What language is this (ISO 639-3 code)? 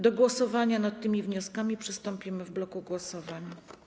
pol